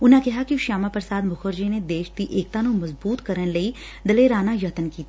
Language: Punjabi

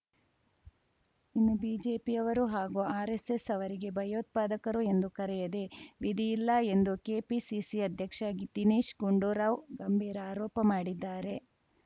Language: Kannada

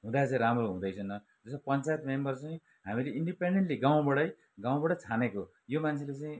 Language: Nepali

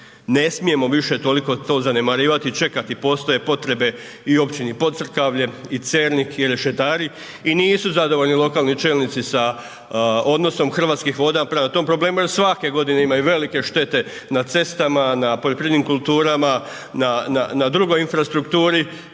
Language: Croatian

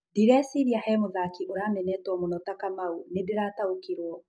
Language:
Kikuyu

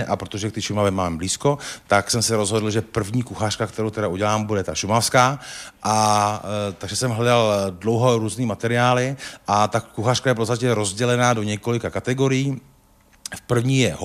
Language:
Czech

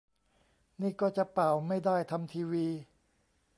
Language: Thai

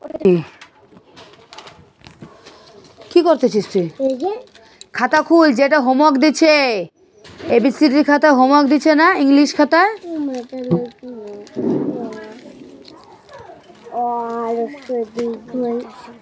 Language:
Magahi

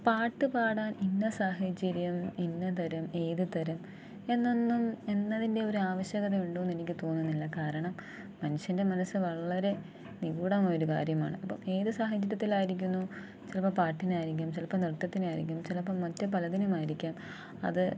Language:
Malayalam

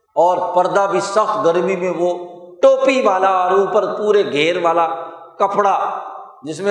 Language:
Urdu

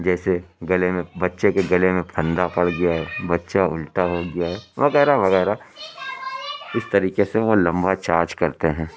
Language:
Urdu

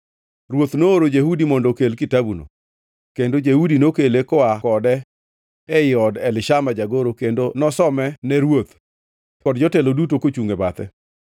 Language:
Luo (Kenya and Tanzania)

